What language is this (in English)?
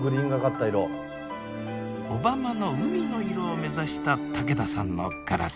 Japanese